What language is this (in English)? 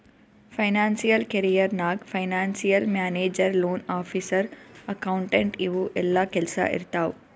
Kannada